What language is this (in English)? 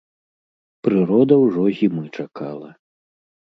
Belarusian